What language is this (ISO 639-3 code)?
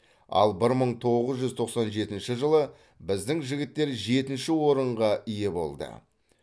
kaz